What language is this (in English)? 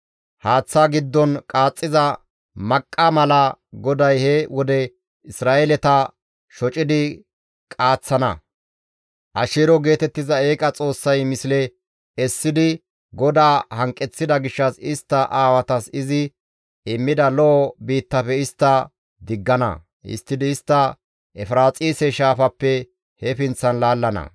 Gamo